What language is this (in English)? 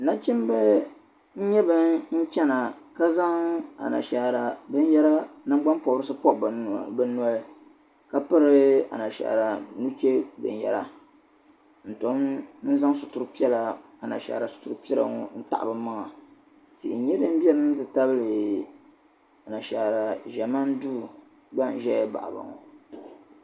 Dagbani